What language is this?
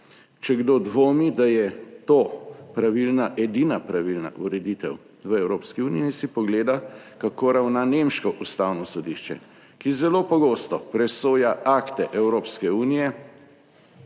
Slovenian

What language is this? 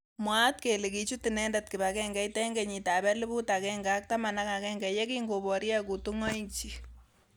Kalenjin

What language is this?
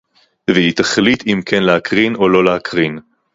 Hebrew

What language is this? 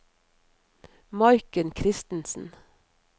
Norwegian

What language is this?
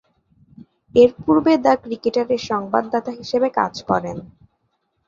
Bangla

